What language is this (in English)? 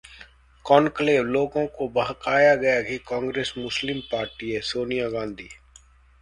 Hindi